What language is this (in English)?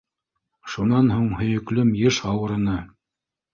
Bashkir